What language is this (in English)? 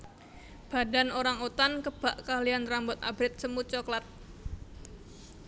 Javanese